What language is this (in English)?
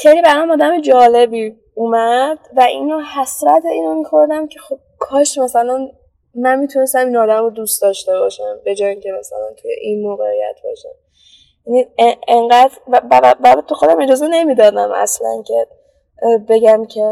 Persian